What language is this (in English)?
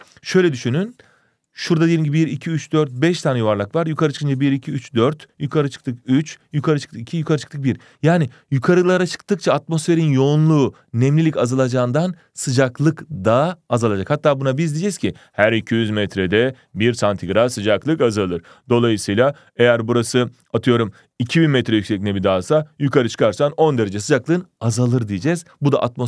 Turkish